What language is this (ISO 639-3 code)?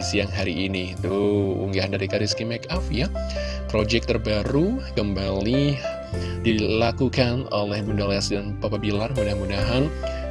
ind